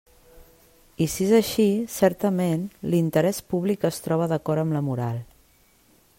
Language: Catalan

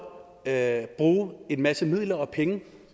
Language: Danish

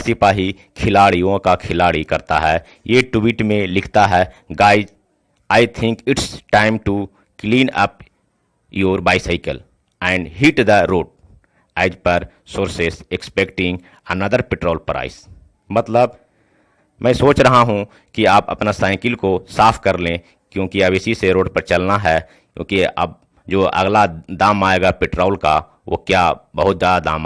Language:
Hindi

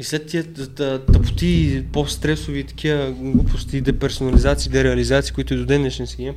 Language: Bulgarian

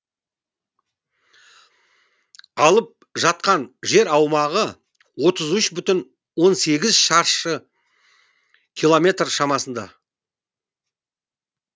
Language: Kazakh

